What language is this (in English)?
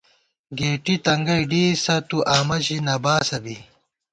Gawar-Bati